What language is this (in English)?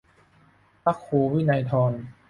Thai